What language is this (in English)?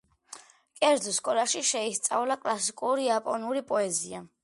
Georgian